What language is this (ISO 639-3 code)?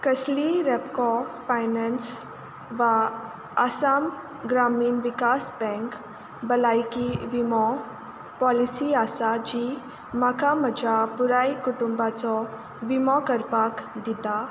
kok